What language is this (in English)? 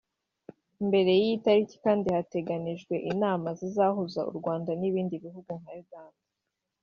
Kinyarwanda